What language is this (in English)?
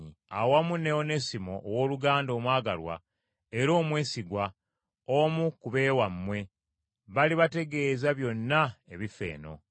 Ganda